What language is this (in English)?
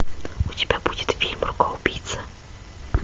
Russian